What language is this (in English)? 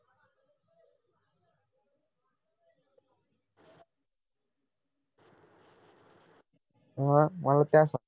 Marathi